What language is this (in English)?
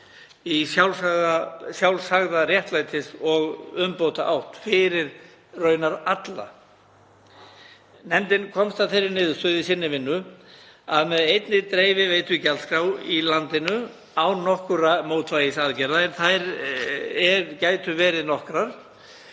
Icelandic